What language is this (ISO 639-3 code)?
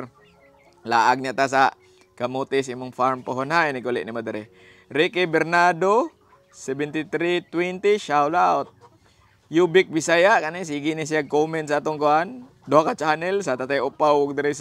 fil